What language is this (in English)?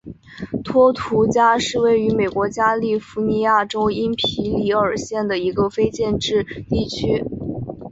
Chinese